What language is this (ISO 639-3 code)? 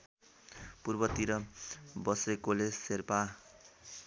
nep